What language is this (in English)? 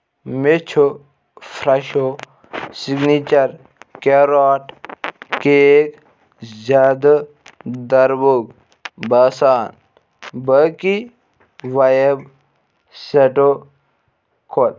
Kashmiri